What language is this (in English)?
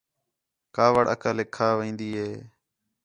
Khetrani